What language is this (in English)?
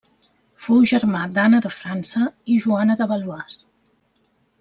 Catalan